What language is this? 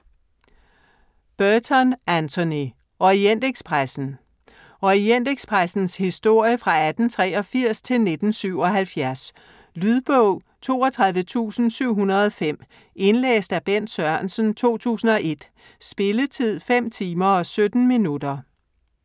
Danish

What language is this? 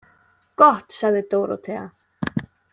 Icelandic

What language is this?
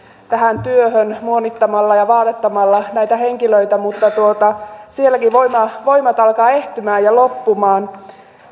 Finnish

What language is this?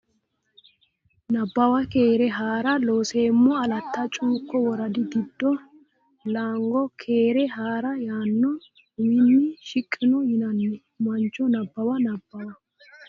Sidamo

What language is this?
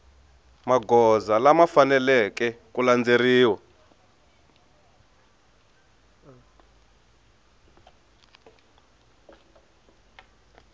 Tsonga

